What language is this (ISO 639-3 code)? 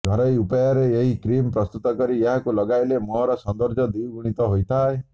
ori